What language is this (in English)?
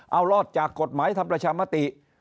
Thai